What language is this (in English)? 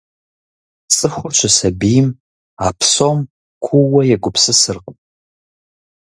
Kabardian